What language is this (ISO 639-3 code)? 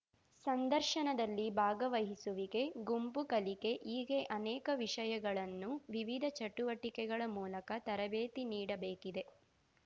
kan